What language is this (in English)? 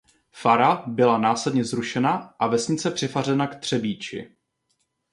Czech